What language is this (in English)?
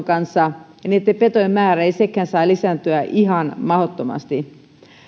Finnish